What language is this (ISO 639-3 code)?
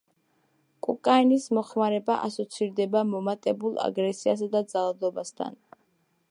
kat